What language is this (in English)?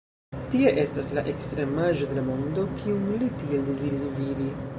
Esperanto